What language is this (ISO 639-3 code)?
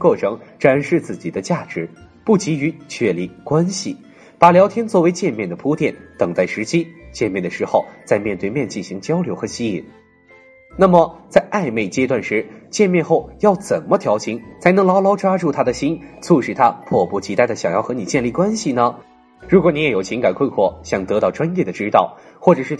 zho